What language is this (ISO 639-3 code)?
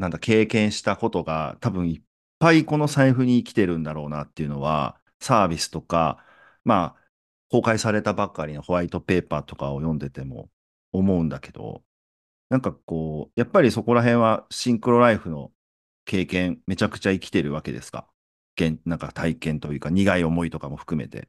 jpn